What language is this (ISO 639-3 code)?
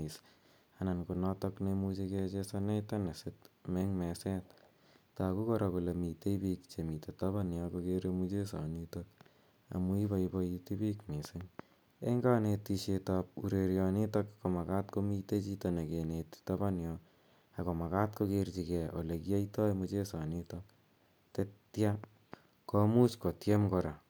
kln